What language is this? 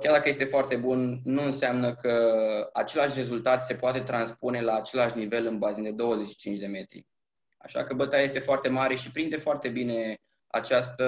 Romanian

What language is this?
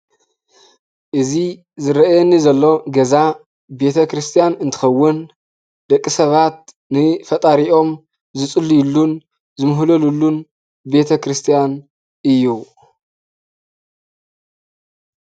Tigrinya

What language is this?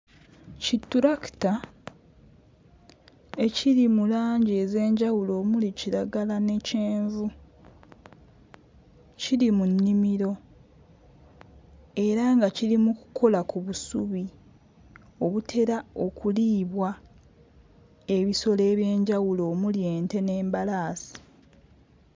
Ganda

